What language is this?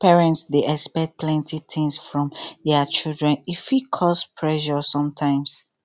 Nigerian Pidgin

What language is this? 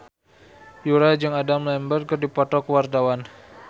Sundanese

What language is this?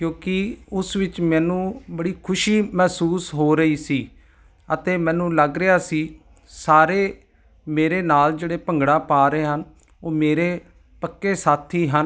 Punjabi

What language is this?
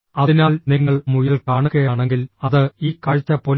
Malayalam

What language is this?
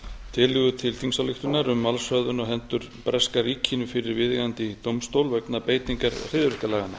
Icelandic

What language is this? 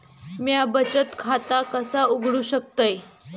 Marathi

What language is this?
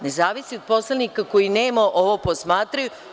Serbian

